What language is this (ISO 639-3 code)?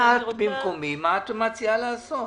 heb